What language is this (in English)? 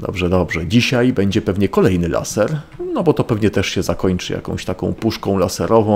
Polish